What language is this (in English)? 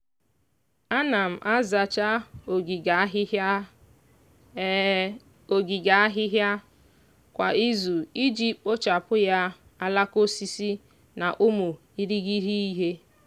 Igbo